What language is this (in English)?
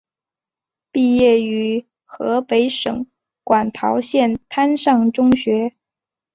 Chinese